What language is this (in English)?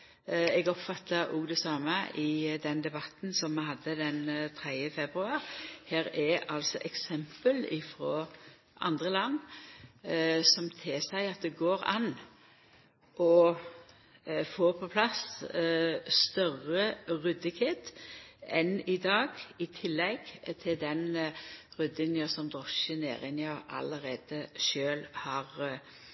Norwegian Nynorsk